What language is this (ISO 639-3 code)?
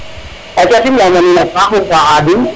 srr